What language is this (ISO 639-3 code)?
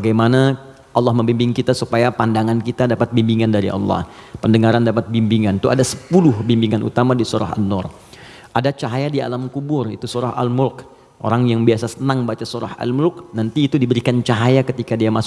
ind